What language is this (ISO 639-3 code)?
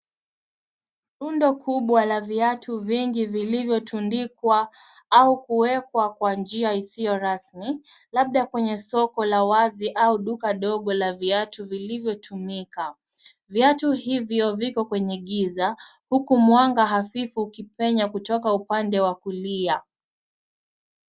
swa